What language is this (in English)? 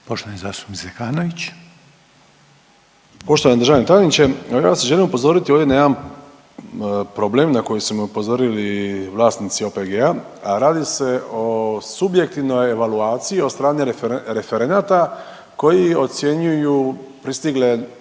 Croatian